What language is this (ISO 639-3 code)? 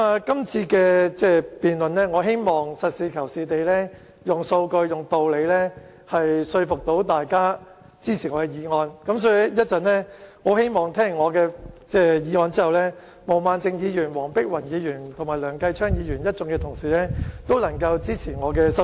yue